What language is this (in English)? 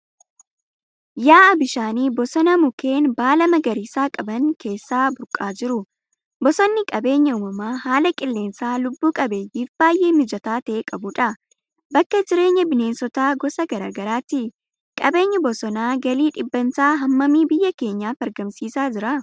Oromo